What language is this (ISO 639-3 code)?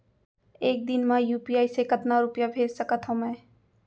hne